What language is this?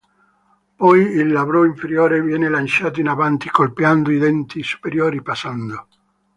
Italian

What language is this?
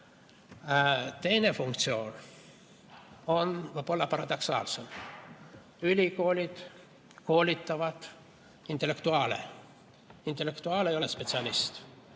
Estonian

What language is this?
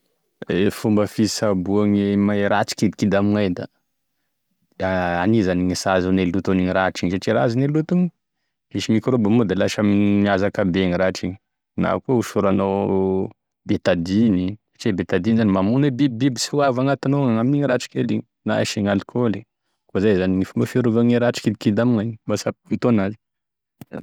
Tesaka Malagasy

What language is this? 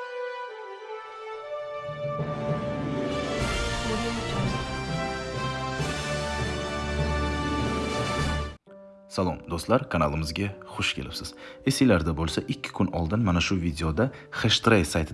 Turkish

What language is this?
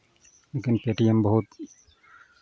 Maithili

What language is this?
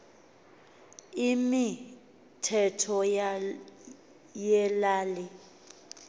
Xhosa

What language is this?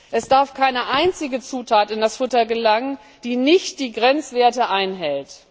German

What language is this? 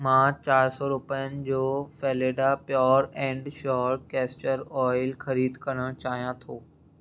Sindhi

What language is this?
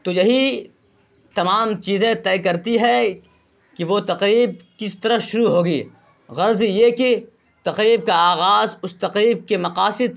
Urdu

